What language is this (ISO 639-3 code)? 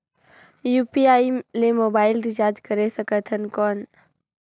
hne